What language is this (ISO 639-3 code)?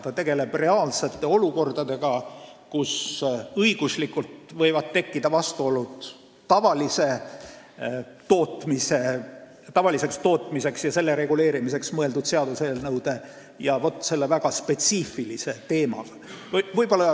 est